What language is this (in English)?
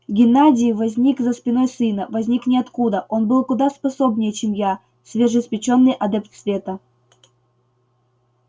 Russian